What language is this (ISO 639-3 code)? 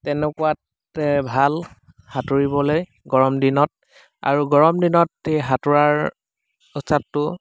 asm